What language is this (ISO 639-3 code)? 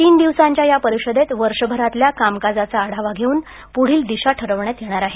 mar